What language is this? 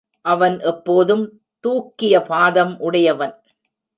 Tamil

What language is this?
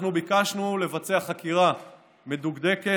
Hebrew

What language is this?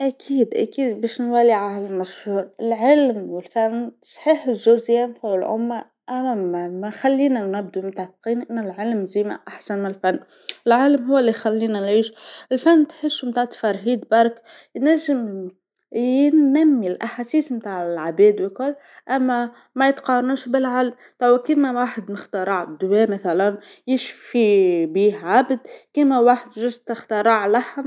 Tunisian Arabic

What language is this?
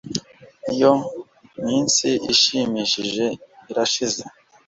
Kinyarwanda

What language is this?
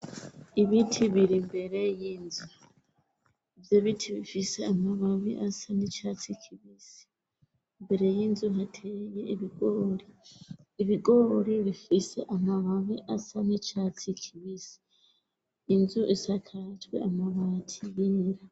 Rundi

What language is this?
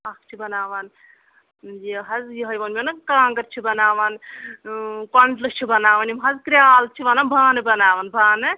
Kashmiri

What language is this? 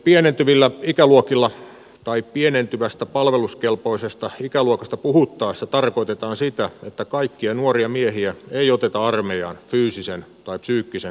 Finnish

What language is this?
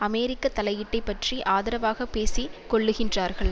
Tamil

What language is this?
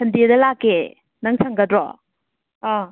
Manipuri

